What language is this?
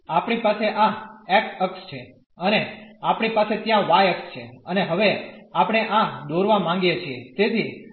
Gujarati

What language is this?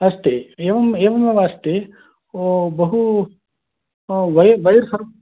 Sanskrit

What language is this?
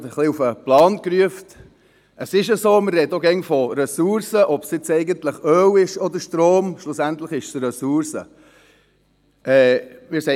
Swiss German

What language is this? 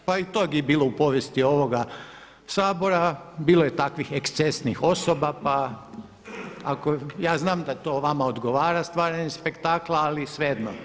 Croatian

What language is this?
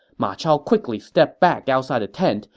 English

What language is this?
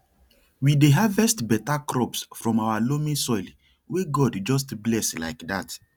Nigerian Pidgin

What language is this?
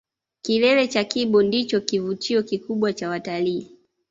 Swahili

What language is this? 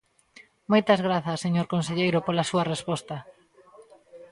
Galician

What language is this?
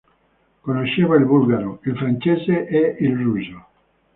Italian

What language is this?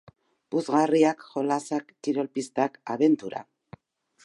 Basque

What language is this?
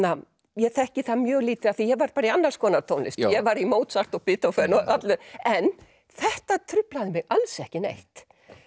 Icelandic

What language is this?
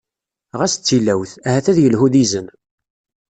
Kabyle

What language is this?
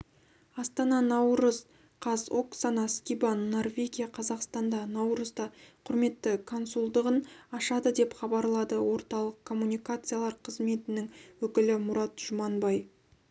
Kazakh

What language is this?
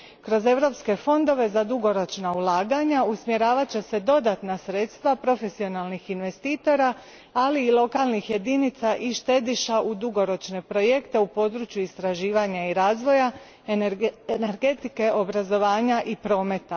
Croatian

